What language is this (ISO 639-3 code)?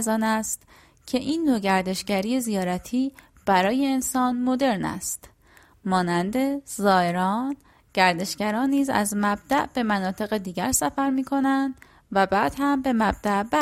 fas